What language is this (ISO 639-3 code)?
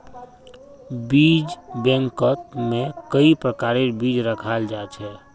mag